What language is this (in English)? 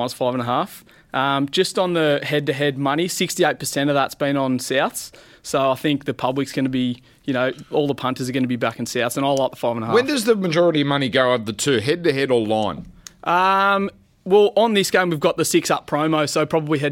English